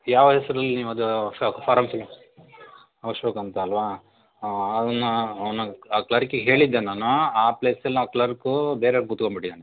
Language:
Kannada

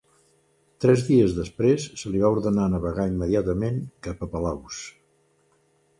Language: Catalan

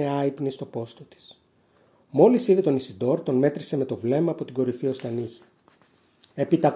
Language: Greek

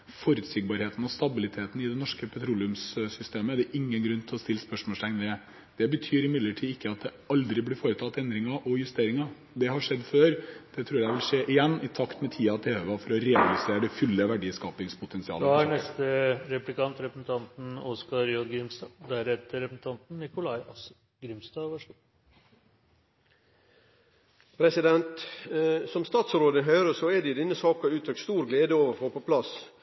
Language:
Norwegian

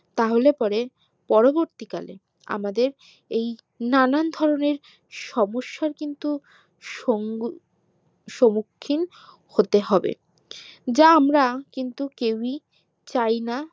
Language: Bangla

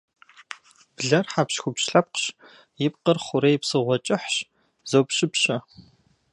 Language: Kabardian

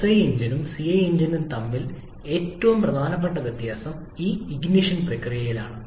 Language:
Malayalam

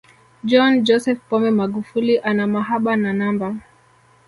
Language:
Swahili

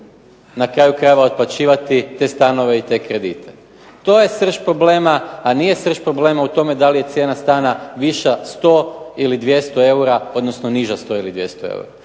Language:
Croatian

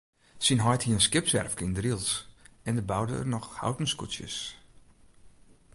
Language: Western Frisian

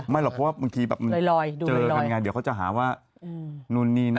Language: Thai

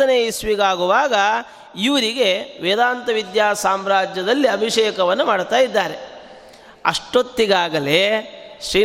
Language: Kannada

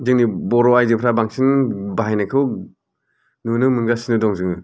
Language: Bodo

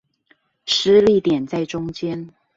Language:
Chinese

